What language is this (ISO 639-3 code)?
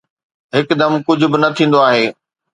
snd